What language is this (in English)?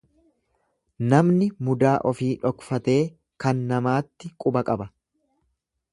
Oromo